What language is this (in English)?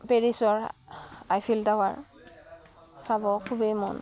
Assamese